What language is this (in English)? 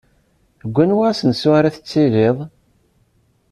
Kabyle